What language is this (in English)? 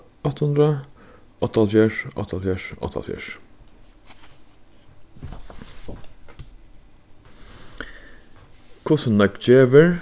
Faroese